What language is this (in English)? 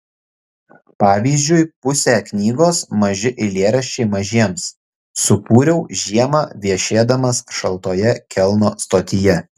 Lithuanian